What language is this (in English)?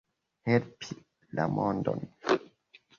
Esperanto